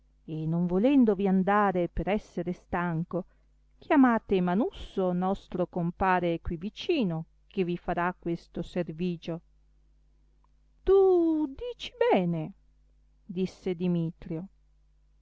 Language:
Italian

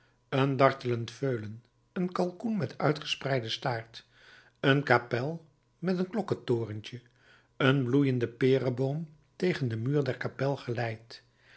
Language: Dutch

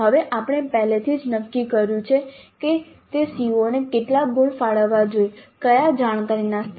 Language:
Gujarati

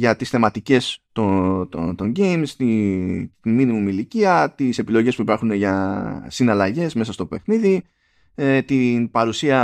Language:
Greek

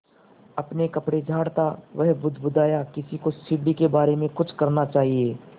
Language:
Hindi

